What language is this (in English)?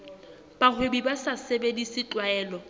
Southern Sotho